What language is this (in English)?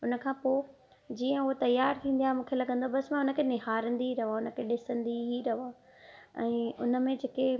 Sindhi